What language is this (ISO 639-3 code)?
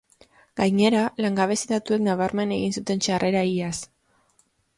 eus